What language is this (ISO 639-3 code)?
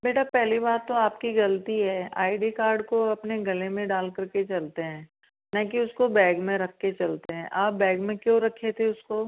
hin